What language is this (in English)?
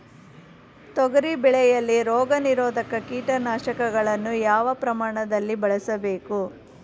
Kannada